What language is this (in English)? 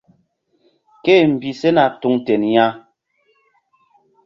Mbum